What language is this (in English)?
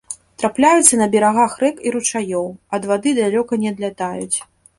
Belarusian